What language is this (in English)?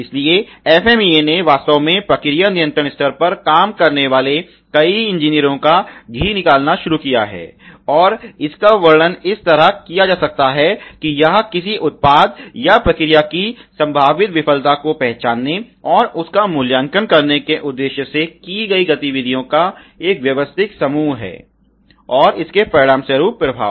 Hindi